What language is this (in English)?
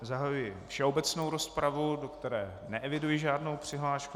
Czech